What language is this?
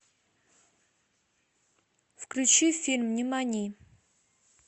Russian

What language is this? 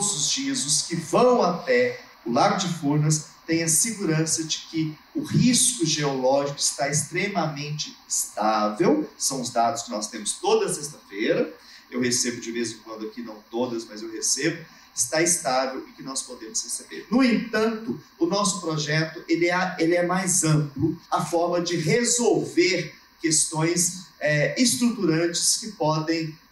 Portuguese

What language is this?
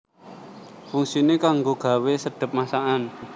Javanese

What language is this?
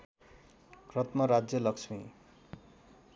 Nepali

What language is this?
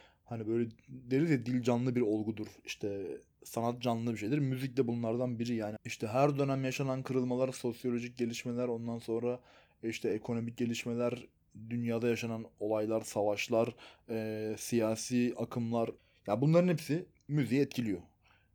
Turkish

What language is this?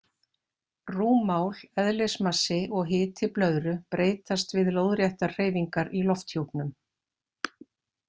Icelandic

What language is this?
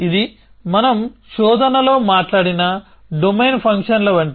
Telugu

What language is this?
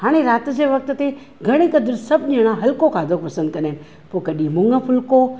Sindhi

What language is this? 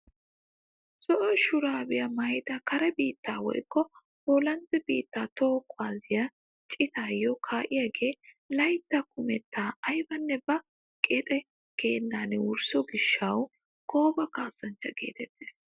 Wolaytta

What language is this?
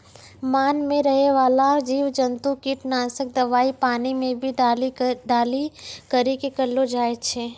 Maithili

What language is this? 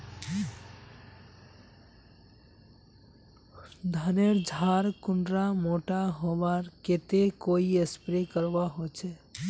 Magahi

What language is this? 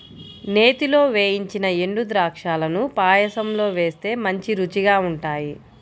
Telugu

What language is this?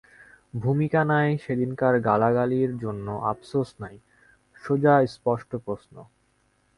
Bangla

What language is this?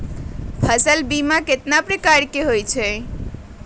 Magahi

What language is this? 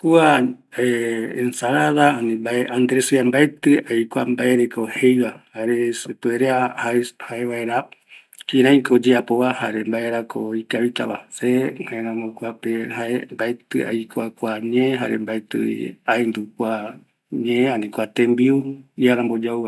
Eastern Bolivian Guaraní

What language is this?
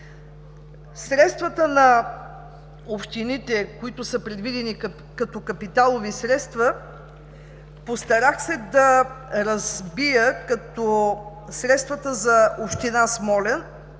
Bulgarian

